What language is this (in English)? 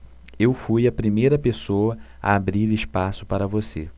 Portuguese